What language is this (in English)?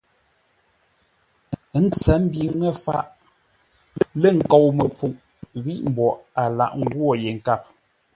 Ngombale